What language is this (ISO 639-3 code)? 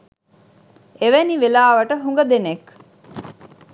sin